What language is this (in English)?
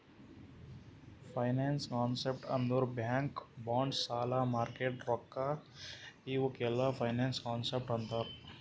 Kannada